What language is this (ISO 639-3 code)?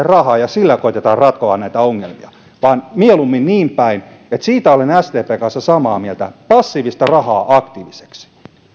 fin